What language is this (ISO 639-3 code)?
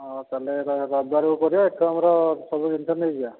ori